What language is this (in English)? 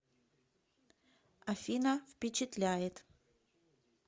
Russian